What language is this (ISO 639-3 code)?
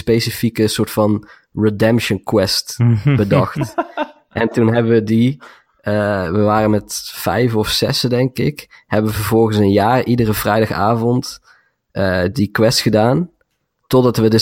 nld